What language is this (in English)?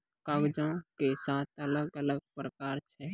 Maithili